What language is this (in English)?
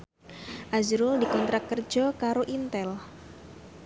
Javanese